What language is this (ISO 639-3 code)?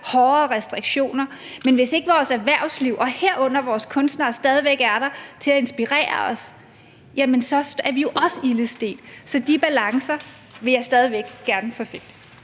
dan